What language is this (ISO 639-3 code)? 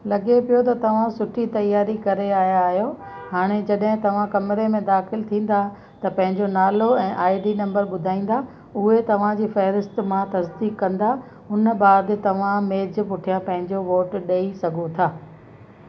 snd